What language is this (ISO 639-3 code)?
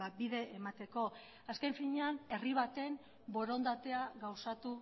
eus